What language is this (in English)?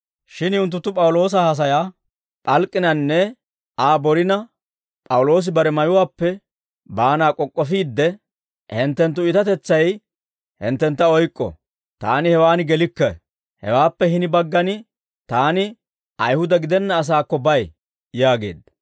Dawro